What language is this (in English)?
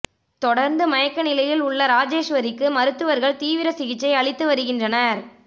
Tamil